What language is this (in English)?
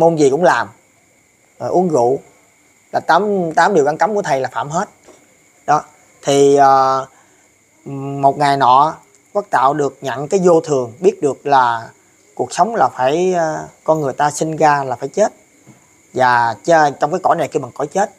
Vietnamese